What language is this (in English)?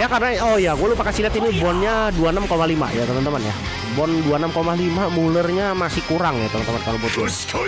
Indonesian